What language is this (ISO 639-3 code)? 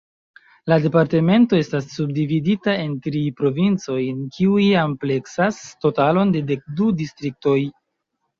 epo